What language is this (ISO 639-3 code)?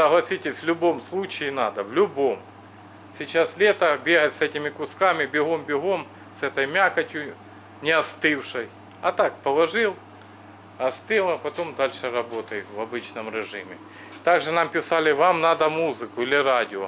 rus